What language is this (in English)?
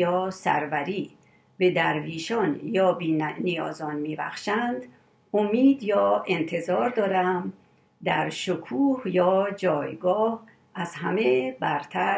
Persian